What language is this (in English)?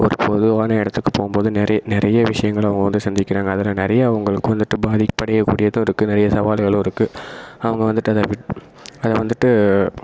Tamil